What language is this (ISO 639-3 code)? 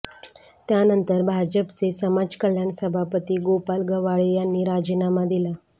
mar